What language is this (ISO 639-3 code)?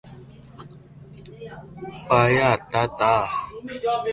lrk